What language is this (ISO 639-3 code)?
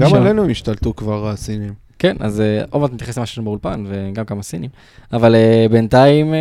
heb